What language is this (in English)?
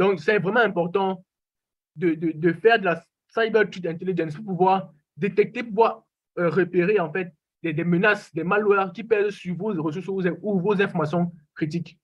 French